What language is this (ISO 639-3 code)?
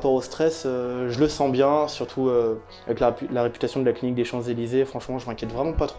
fra